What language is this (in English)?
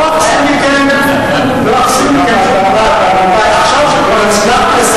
Hebrew